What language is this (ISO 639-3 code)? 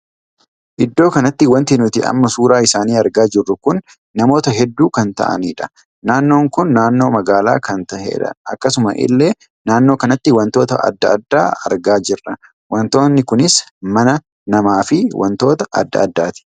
orm